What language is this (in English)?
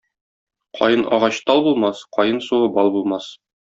Tatar